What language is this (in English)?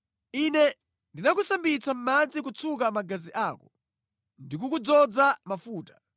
Nyanja